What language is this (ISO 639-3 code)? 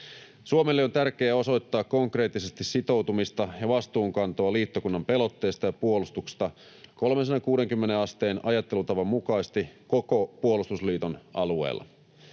fin